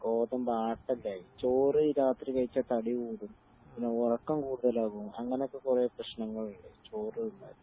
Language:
Malayalam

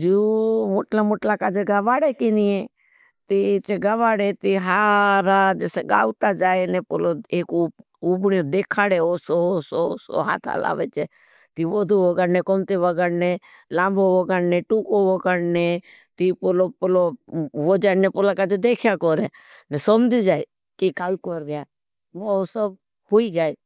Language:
Bhili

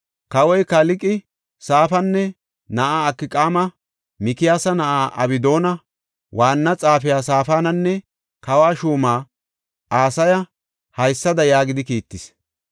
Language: Gofa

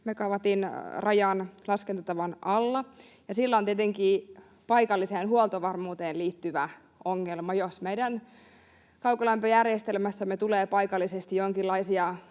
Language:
Finnish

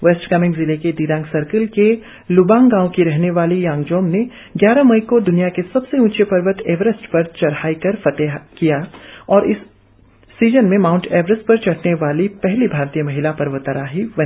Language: Hindi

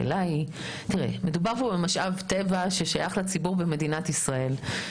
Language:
Hebrew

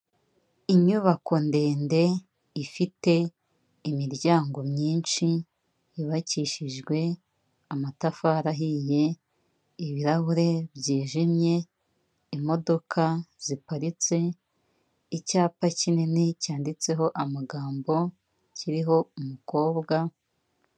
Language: Kinyarwanda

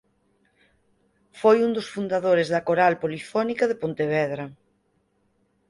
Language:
Galician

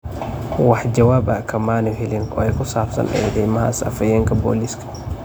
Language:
Somali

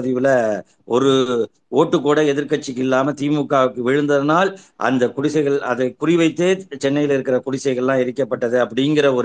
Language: Tamil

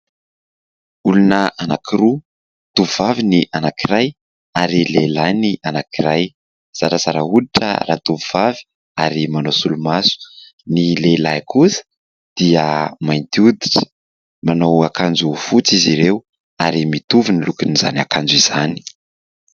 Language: Malagasy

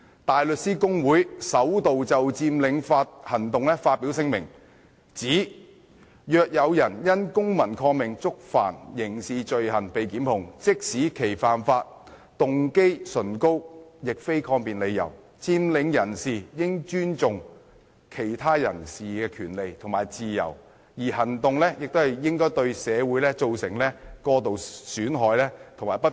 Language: Cantonese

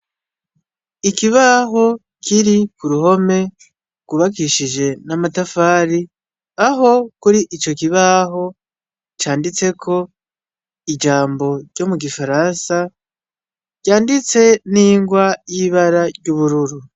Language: Rundi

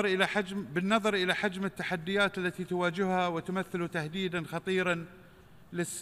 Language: Arabic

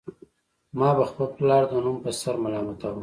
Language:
Pashto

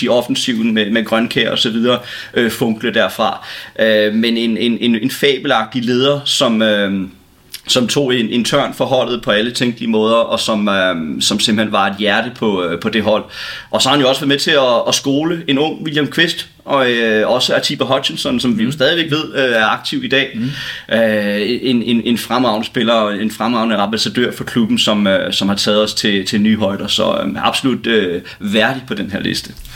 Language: Danish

